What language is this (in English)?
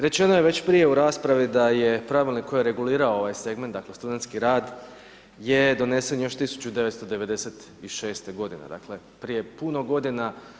Croatian